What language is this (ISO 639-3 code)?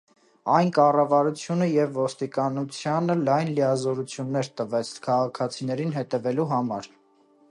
hye